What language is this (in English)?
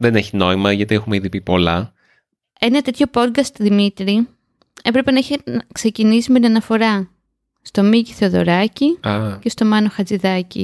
Greek